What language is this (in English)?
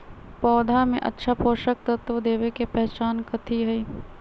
Magahi